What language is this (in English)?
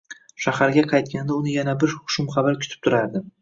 Uzbek